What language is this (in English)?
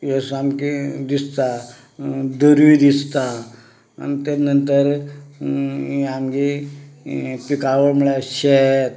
Konkani